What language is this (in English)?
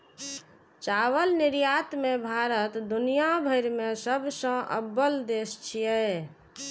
Maithili